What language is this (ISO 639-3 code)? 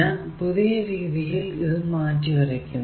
mal